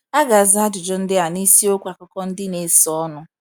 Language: Igbo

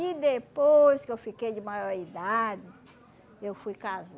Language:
Portuguese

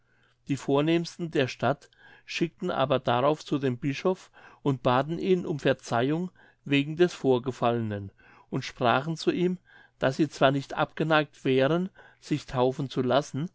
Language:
German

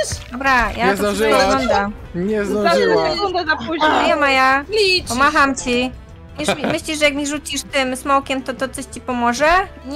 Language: Polish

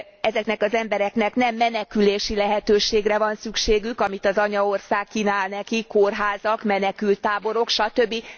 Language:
Hungarian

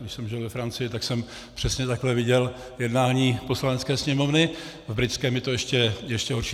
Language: Czech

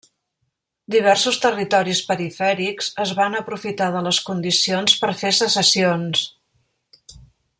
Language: Catalan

